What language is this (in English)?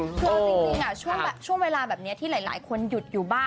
Thai